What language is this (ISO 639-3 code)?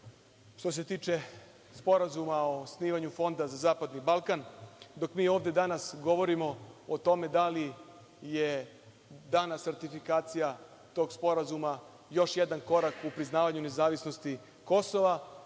srp